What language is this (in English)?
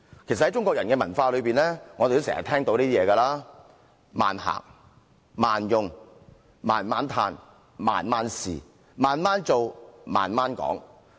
Cantonese